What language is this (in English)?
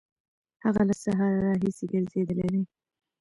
Pashto